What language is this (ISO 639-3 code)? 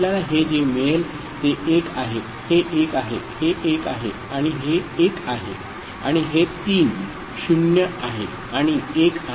mar